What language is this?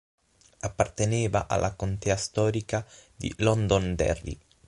Italian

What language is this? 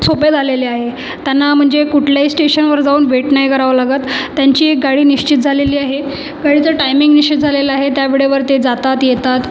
Marathi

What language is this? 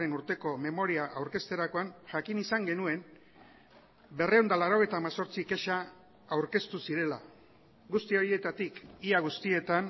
Basque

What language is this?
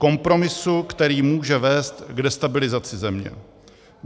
Czech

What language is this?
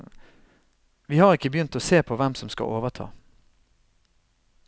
Norwegian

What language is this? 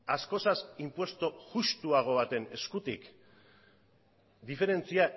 Basque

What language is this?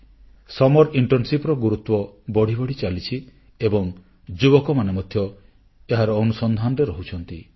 Odia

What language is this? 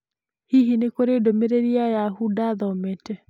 Kikuyu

